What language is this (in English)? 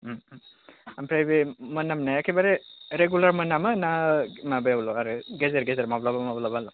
Bodo